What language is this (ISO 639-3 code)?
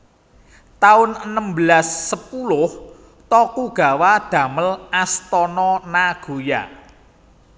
jav